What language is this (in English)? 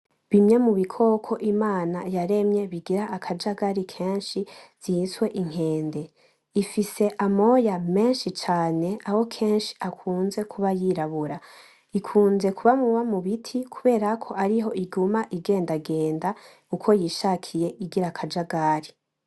Rundi